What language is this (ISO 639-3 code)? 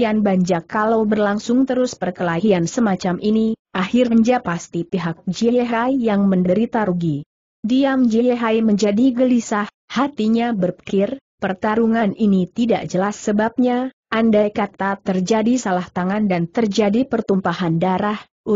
ind